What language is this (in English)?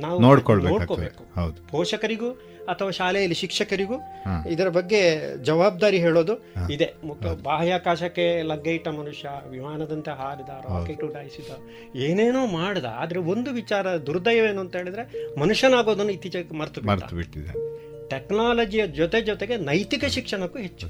Kannada